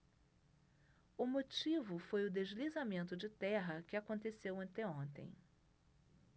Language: Portuguese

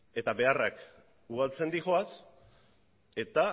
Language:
Basque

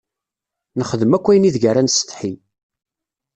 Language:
Kabyle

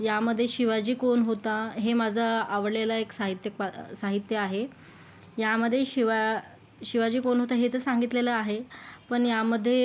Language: Marathi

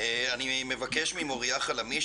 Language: Hebrew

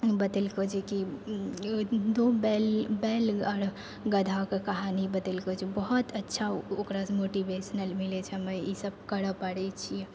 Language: Maithili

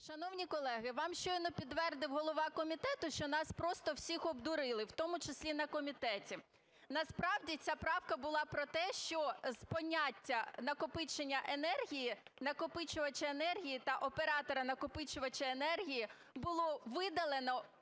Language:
Ukrainian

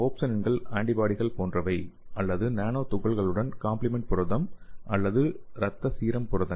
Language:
Tamil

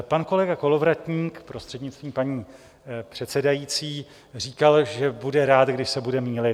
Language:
Czech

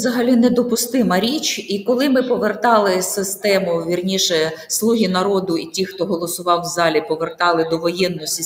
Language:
Ukrainian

